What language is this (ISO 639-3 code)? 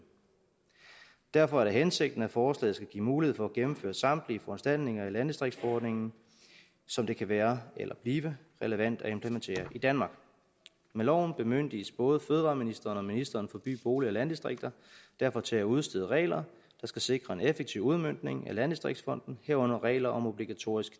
dan